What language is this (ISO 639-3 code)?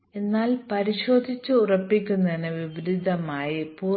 mal